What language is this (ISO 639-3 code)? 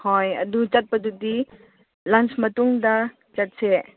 mni